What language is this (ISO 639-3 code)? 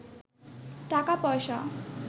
ben